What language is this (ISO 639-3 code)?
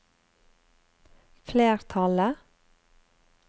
nor